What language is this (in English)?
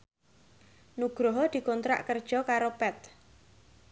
Javanese